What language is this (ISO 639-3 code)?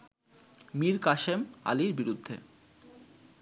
ben